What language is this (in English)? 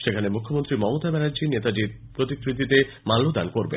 Bangla